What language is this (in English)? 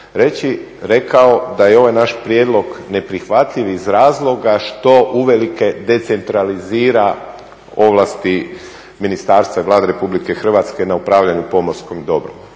Croatian